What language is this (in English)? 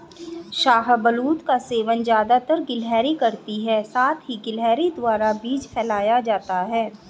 Hindi